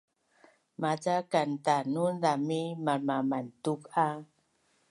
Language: Bunun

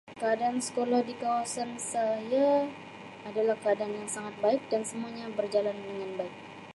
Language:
Sabah Malay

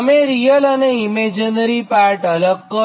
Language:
Gujarati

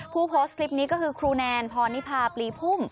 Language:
Thai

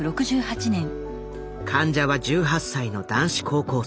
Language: Japanese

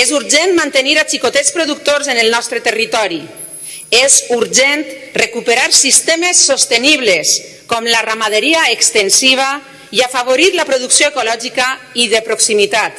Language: Spanish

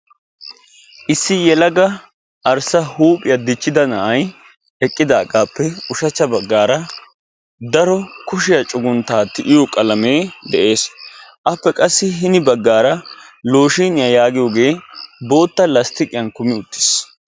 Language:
Wolaytta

